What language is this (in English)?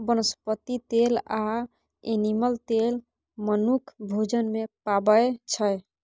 Maithili